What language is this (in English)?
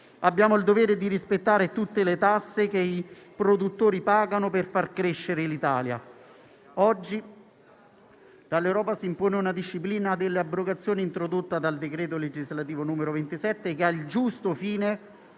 Italian